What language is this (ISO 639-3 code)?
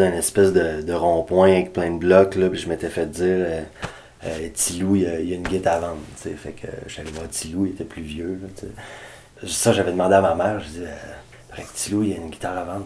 fra